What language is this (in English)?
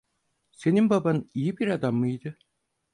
Turkish